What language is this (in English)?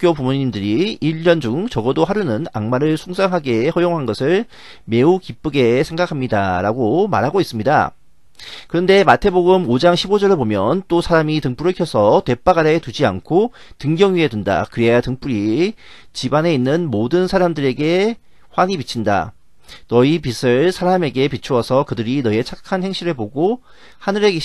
Korean